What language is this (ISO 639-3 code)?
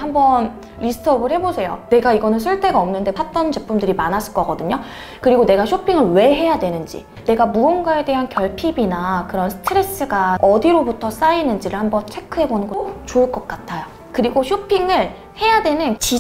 kor